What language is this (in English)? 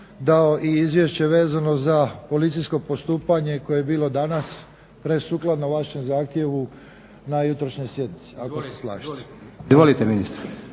Croatian